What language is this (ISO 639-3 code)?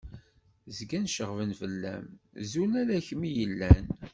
kab